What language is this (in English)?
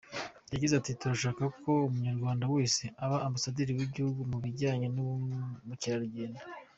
Kinyarwanda